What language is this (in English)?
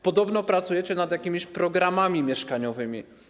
Polish